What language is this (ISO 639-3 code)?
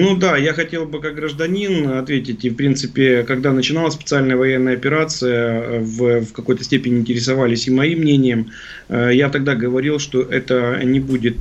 rus